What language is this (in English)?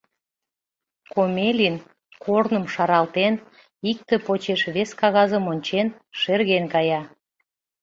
Mari